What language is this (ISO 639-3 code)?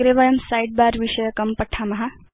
san